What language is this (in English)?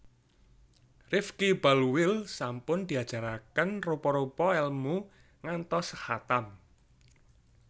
Javanese